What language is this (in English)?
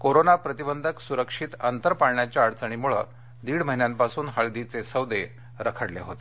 Marathi